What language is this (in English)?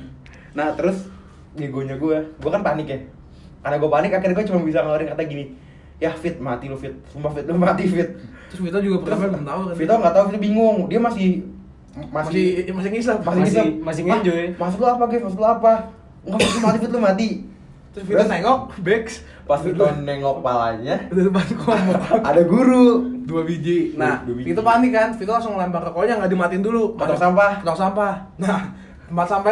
Indonesian